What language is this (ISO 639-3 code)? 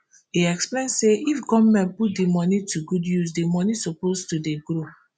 pcm